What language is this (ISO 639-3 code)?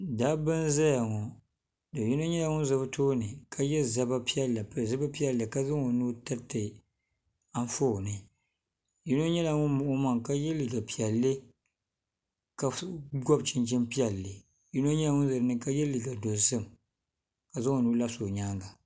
dag